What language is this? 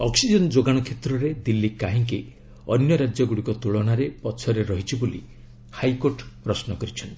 Odia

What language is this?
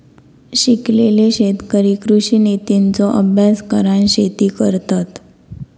Marathi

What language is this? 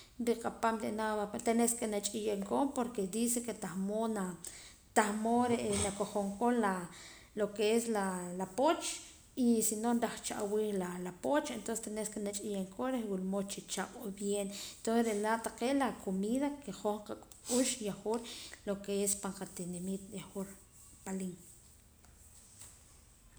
Poqomam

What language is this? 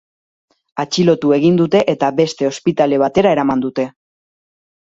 Basque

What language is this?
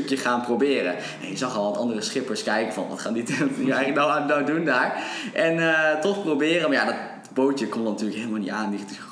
Dutch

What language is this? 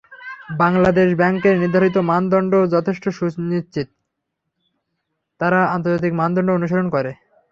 Bangla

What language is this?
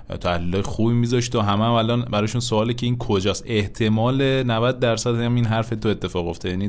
Persian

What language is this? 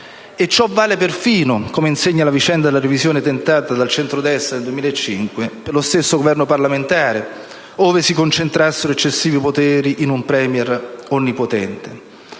Italian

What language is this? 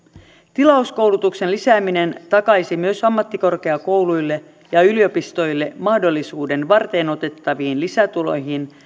Finnish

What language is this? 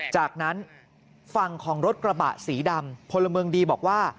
Thai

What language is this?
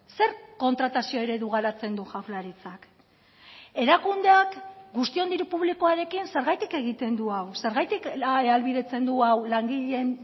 Basque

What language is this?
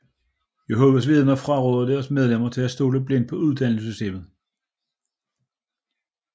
Danish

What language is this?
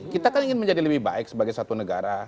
Indonesian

